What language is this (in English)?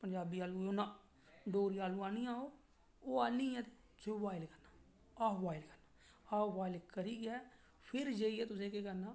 Dogri